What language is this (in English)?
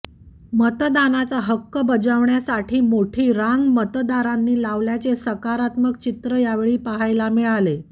Marathi